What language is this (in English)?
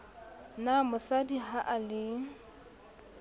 Southern Sotho